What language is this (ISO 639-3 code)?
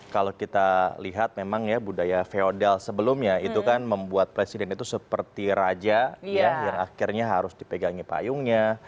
ind